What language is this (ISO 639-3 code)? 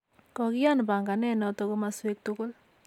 kln